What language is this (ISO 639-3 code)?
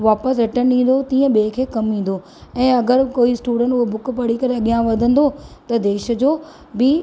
snd